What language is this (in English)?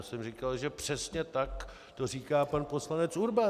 Czech